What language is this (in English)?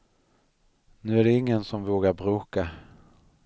Swedish